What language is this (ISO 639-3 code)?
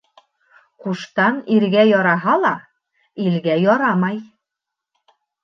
bak